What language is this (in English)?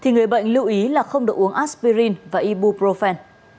Vietnamese